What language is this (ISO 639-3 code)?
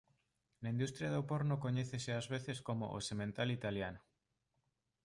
glg